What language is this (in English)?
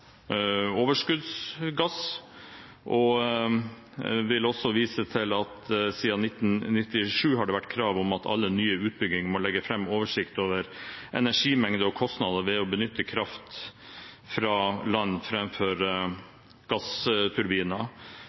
Norwegian Bokmål